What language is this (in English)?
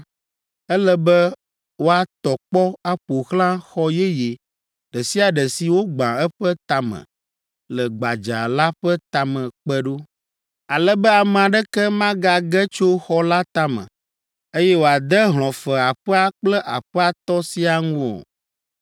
Ewe